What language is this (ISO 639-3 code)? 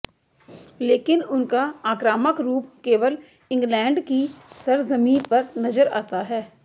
hin